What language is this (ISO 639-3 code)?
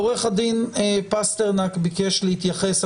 heb